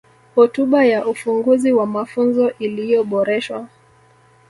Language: Swahili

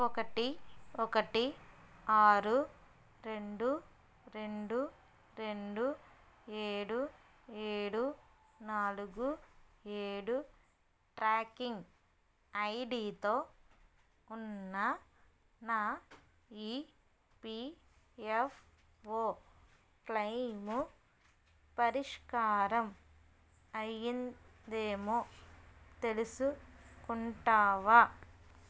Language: Telugu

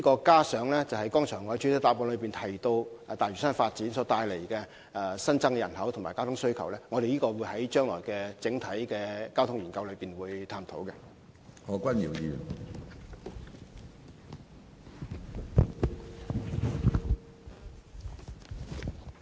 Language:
Cantonese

